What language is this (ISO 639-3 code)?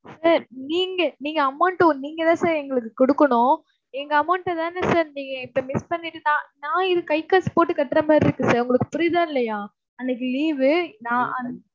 tam